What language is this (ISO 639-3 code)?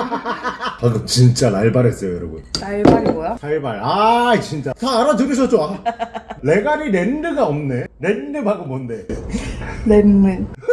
kor